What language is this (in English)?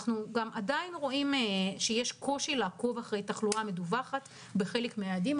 Hebrew